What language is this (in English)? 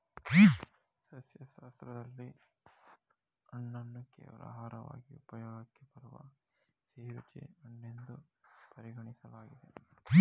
Kannada